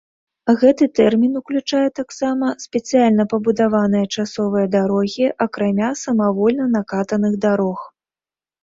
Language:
Belarusian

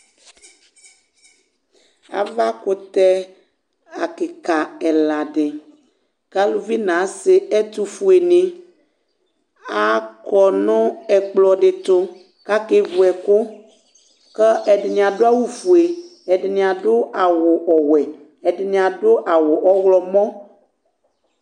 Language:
Ikposo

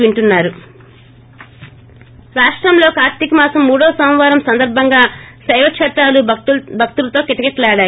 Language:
Telugu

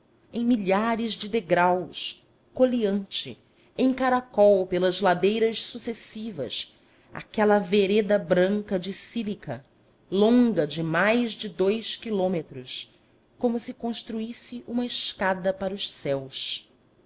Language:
Portuguese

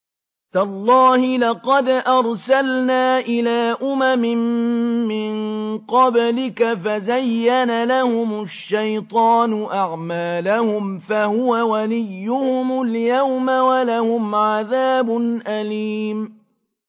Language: Arabic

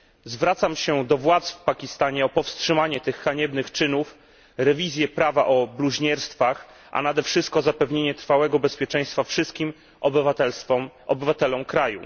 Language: Polish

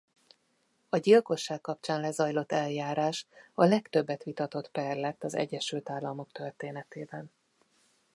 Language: Hungarian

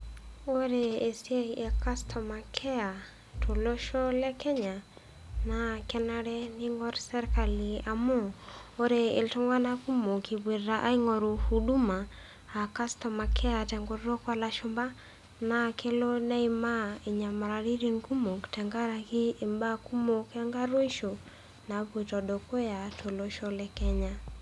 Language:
Masai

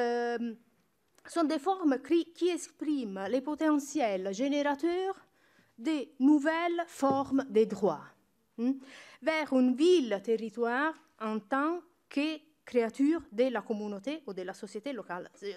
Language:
French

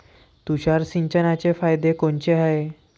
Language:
Marathi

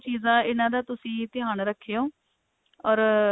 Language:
Punjabi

